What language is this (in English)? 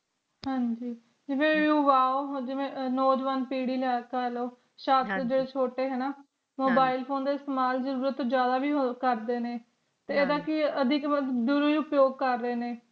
Punjabi